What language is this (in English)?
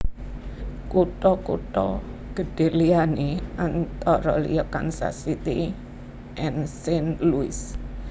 Javanese